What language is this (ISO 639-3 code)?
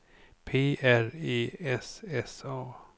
swe